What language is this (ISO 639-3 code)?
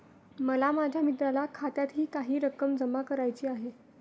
mar